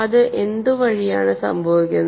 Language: Malayalam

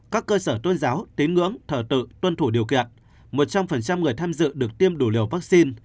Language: Vietnamese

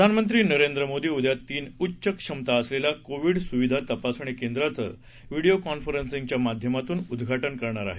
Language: Marathi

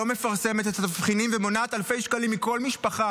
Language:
Hebrew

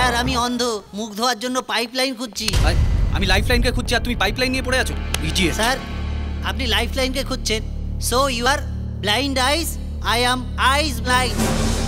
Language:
Hindi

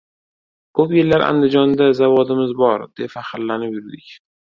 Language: Uzbek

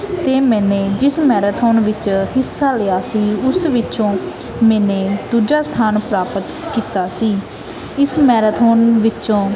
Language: Punjabi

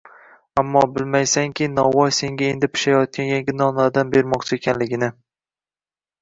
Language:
Uzbek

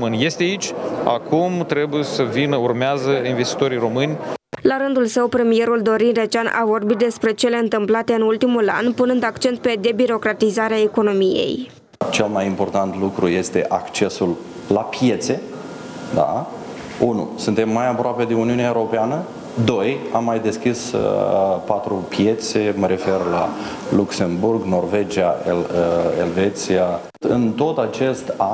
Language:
Romanian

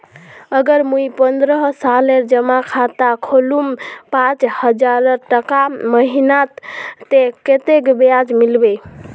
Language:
Magahi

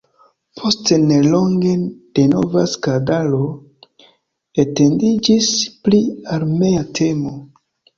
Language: Esperanto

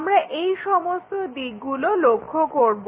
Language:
Bangla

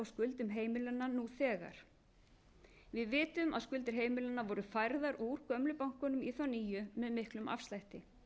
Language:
Icelandic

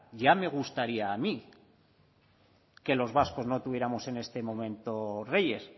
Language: Spanish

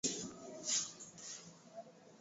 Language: Swahili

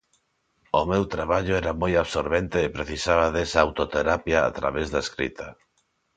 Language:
Galician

